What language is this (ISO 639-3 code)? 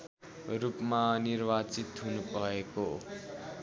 nep